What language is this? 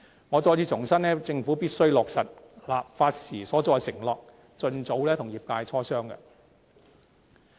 Cantonese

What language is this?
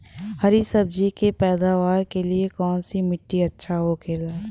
Bhojpuri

